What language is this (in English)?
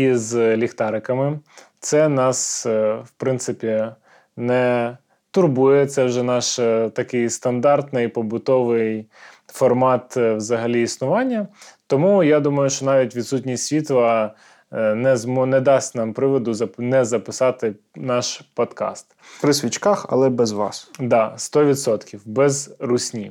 Ukrainian